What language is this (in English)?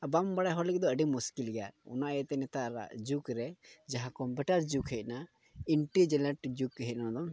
Santali